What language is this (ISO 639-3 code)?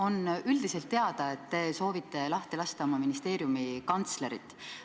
est